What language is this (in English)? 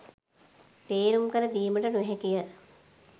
Sinhala